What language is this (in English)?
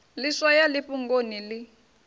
Venda